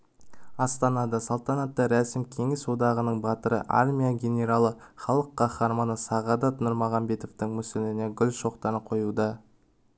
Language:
Kazakh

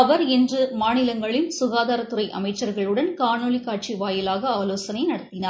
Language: Tamil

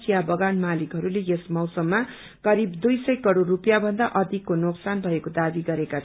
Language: Nepali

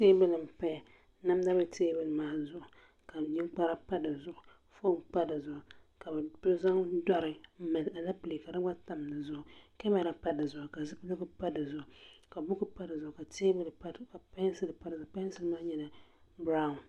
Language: Dagbani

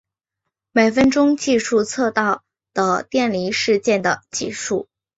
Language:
Chinese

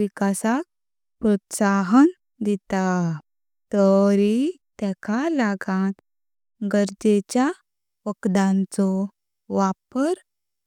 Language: Konkani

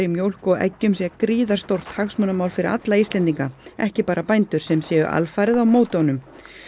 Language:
Icelandic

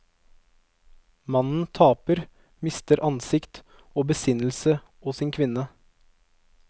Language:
Norwegian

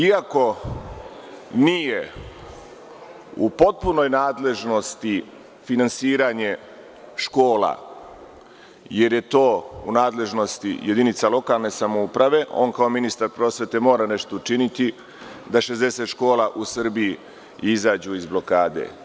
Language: Serbian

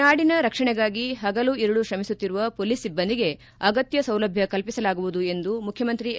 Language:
Kannada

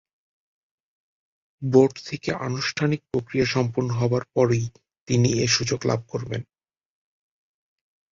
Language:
Bangla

